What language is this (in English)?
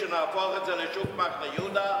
Hebrew